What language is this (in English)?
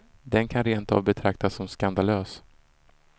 Swedish